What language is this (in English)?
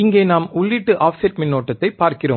Tamil